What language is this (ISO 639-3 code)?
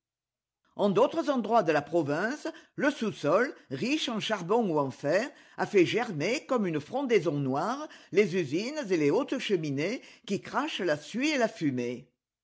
fra